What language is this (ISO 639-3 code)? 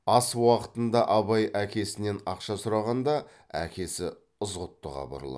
kaz